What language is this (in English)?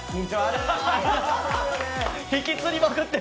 Japanese